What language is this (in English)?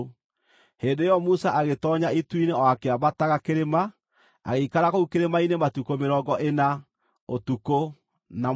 Kikuyu